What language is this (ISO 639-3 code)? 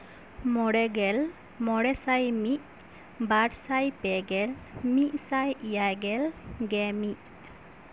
sat